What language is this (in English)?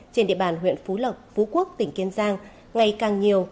Vietnamese